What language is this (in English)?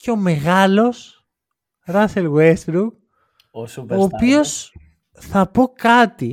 Greek